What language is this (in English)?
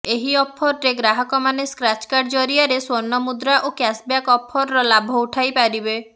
Odia